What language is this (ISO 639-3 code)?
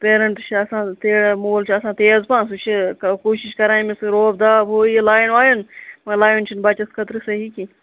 kas